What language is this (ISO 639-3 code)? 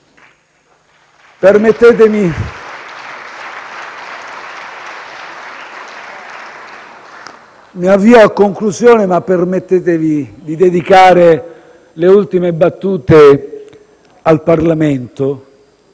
ita